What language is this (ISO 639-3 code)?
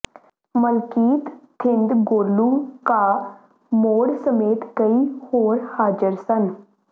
pan